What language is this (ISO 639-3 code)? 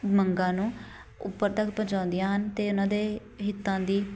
pan